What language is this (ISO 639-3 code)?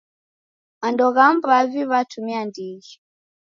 dav